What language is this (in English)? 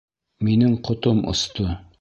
Bashkir